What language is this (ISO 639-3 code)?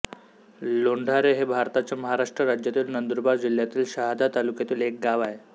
mar